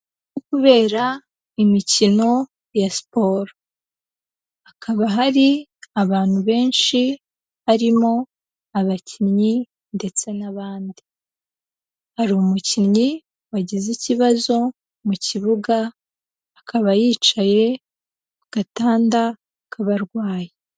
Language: Kinyarwanda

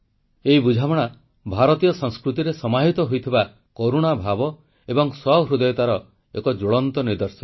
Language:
Odia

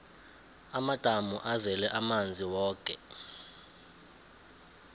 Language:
South Ndebele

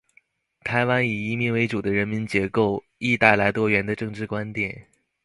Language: Chinese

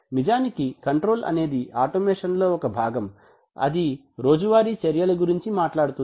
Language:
Telugu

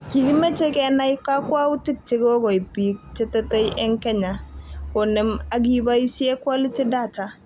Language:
Kalenjin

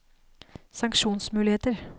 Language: Norwegian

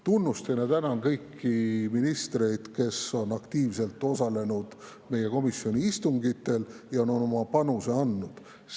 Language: Estonian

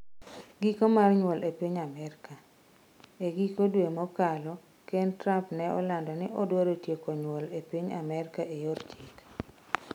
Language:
Luo (Kenya and Tanzania)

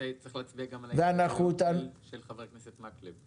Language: Hebrew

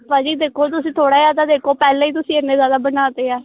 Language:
Punjabi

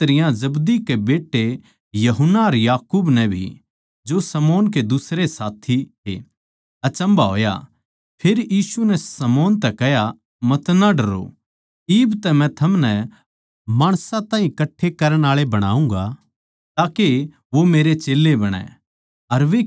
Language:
Haryanvi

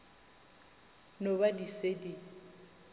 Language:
Northern Sotho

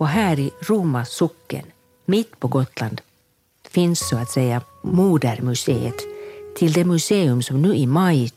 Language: Swedish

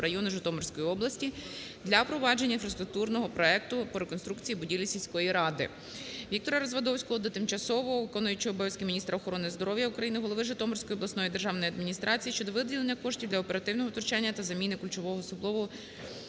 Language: Ukrainian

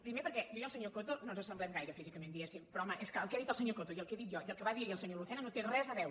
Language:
Catalan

